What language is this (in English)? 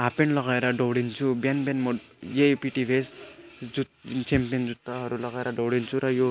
Nepali